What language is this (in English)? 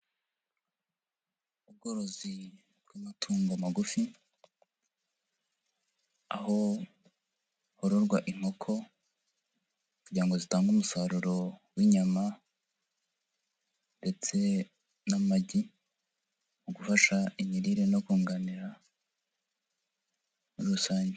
Kinyarwanda